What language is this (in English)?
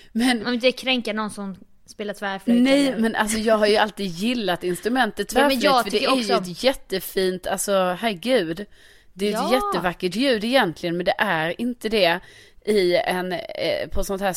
Swedish